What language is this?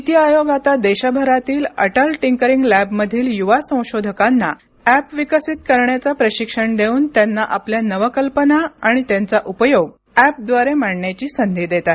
Marathi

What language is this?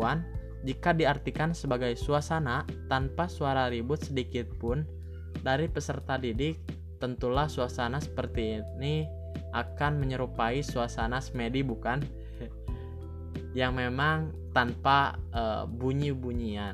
Indonesian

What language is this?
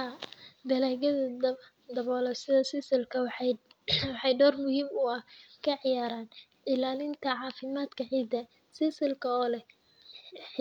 Somali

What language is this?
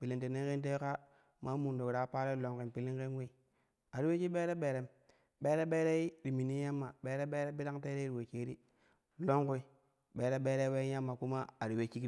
Kushi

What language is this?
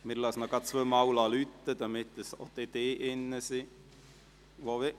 Swiss German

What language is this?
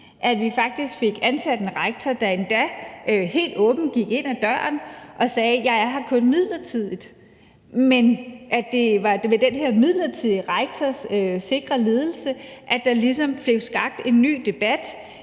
Danish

